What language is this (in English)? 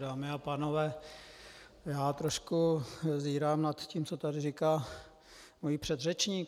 Czech